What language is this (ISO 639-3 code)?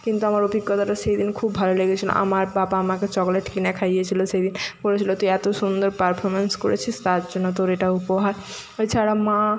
ben